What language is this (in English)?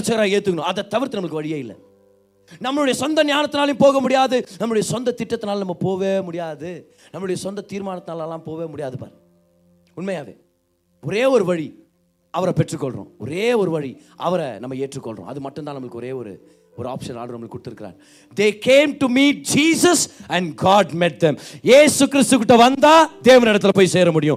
Tamil